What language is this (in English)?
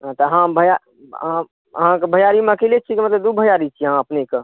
Maithili